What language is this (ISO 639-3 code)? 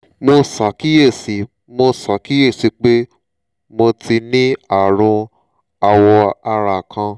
yor